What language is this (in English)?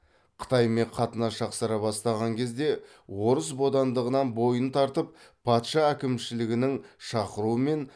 Kazakh